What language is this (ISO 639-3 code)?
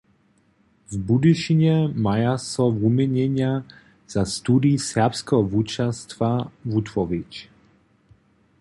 hsb